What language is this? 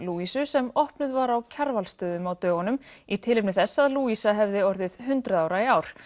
Icelandic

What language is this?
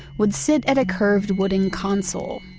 English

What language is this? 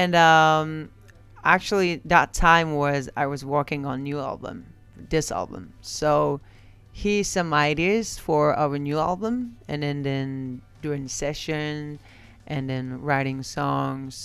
English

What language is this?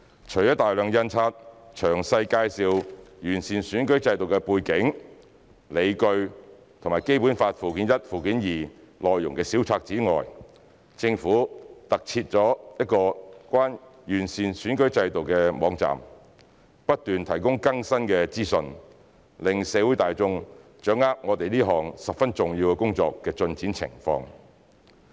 Cantonese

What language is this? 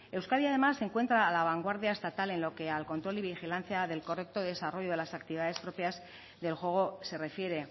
Spanish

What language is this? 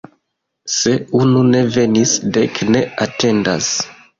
Esperanto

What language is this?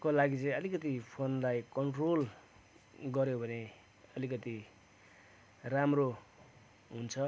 Nepali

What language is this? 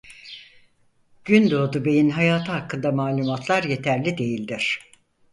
Turkish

